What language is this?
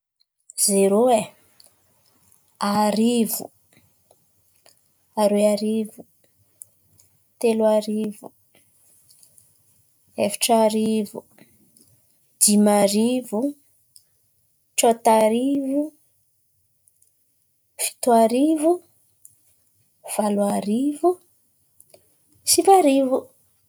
Antankarana Malagasy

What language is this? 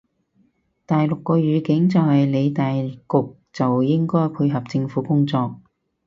Cantonese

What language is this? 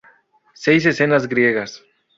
Spanish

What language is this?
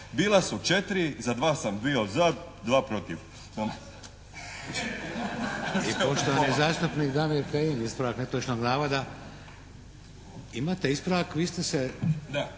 Croatian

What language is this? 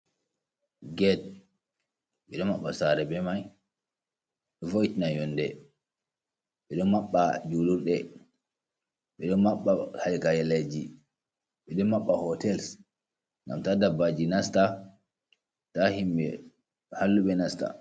Fula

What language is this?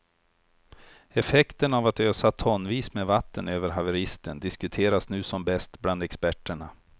Swedish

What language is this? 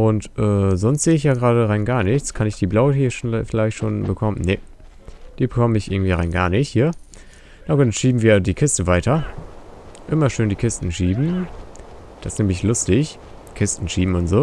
German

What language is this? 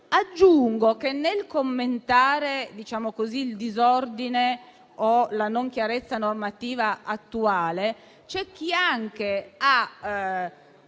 Italian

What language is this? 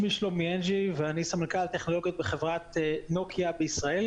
Hebrew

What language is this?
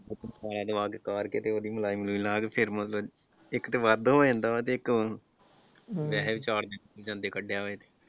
Punjabi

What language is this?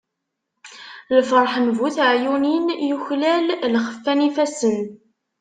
Kabyle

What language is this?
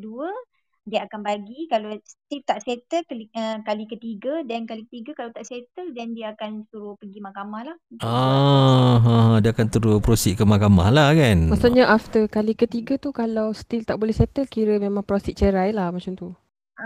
Malay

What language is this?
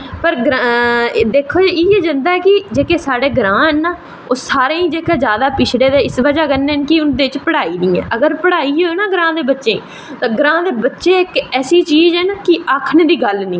Dogri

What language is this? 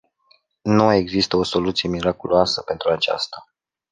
Romanian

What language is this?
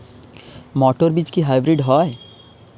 Bangla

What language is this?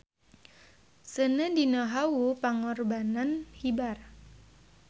Sundanese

